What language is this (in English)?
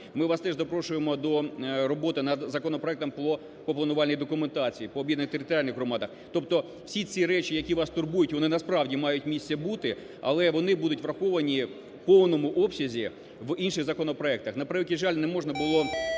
Ukrainian